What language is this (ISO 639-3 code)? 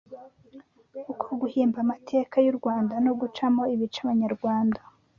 kin